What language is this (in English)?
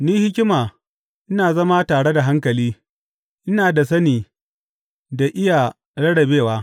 Hausa